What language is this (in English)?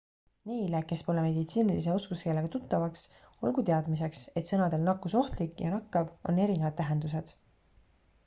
Estonian